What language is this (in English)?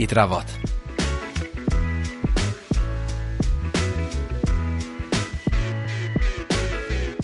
Welsh